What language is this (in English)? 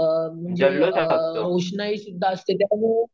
Marathi